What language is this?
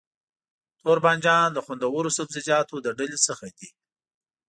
Pashto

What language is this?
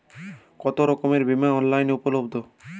Bangla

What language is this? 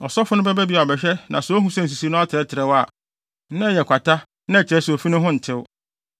Akan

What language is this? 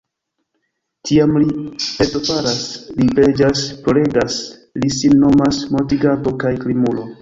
Esperanto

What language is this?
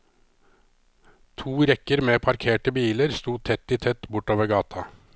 Norwegian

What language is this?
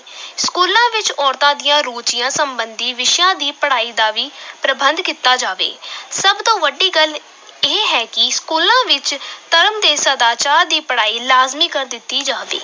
Punjabi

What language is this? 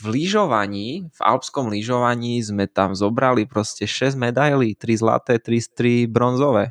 Slovak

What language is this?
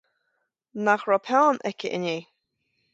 Irish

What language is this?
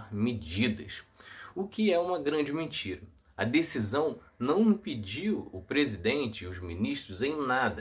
Portuguese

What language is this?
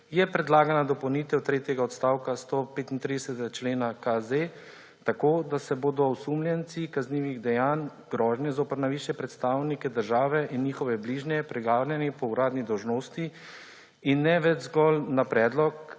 Slovenian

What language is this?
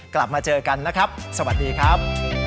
Thai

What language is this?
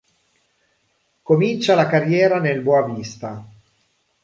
Italian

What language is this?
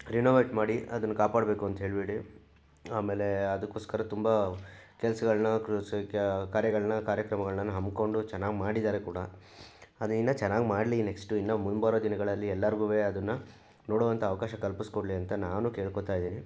Kannada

